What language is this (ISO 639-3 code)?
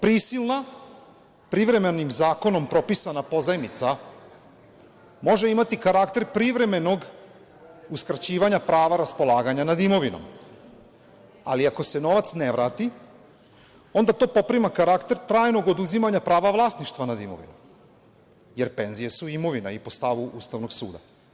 srp